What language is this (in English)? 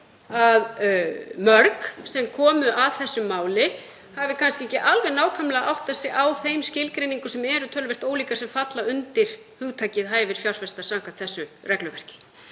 Icelandic